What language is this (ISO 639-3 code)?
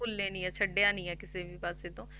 pan